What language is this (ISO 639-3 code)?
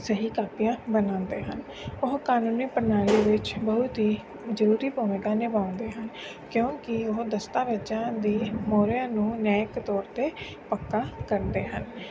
pan